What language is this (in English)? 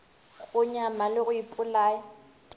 Northern Sotho